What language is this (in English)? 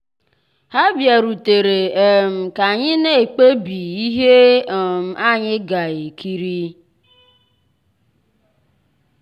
Igbo